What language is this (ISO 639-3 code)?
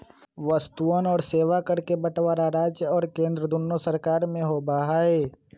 mag